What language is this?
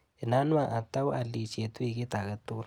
Kalenjin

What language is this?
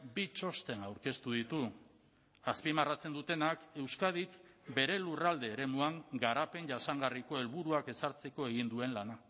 Basque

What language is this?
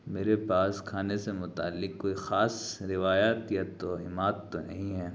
Urdu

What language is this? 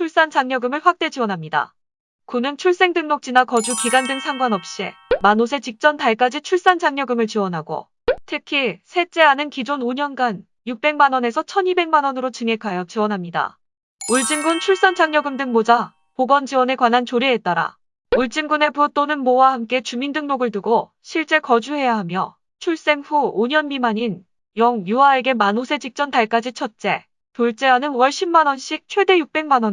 Korean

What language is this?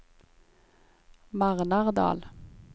Norwegian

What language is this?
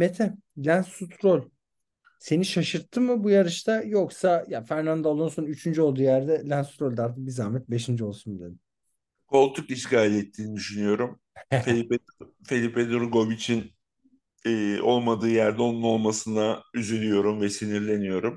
Turkish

